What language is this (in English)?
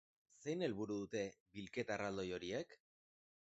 Basque